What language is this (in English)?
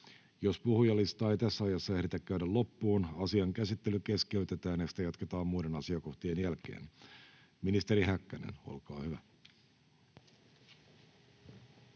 Finnish